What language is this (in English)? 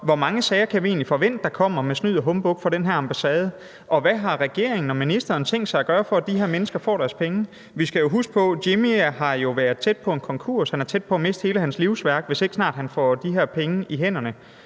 Danish